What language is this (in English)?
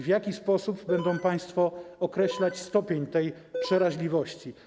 Polish